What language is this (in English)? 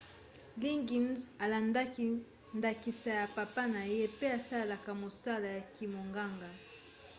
Lingala